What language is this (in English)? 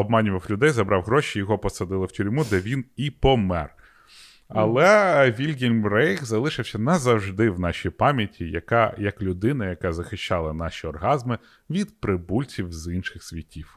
Ukrainian